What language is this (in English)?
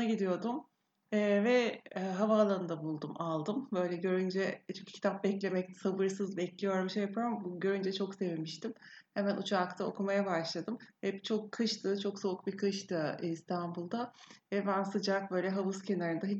Turkish